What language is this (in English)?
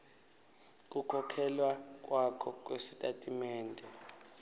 Swati